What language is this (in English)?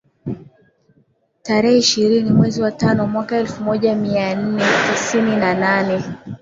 Swahili